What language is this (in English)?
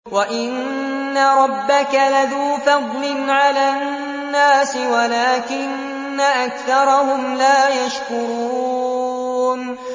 Arabic